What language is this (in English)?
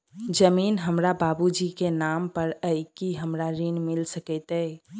Maithili